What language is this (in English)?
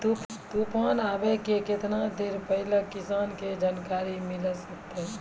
Maithili